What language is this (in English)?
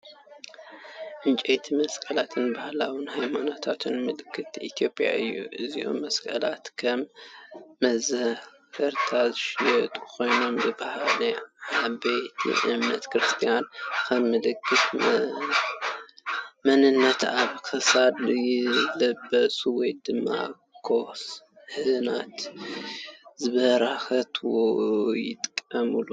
Tigrinya